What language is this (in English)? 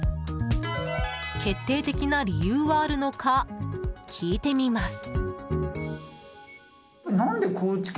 Japanese